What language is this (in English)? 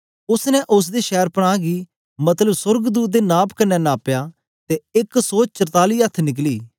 Dogri